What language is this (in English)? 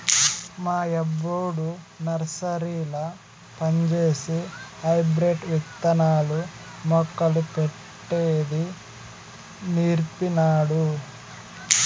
Telugu